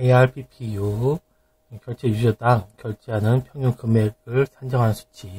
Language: Korean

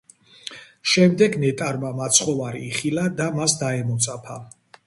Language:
Georgian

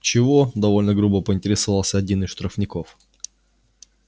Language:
Russian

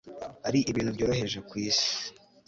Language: Kinyarwanda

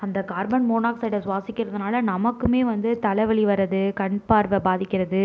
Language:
Tamil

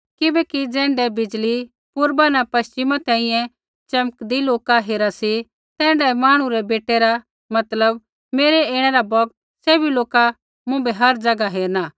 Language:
Kullu Pahari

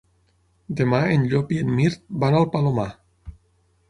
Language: Catalan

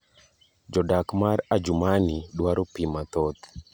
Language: Luo (Kenya and Tanzania)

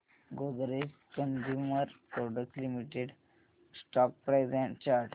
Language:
Marathi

